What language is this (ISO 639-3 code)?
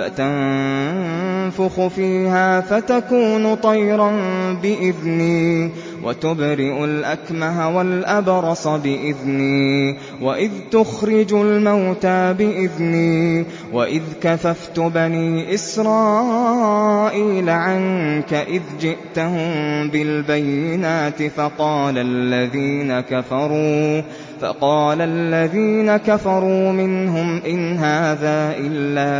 ara